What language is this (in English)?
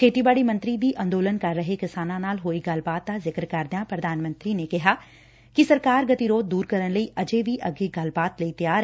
Punjabi